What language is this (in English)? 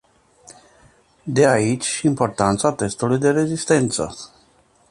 Romanian